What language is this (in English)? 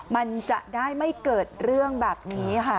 Thai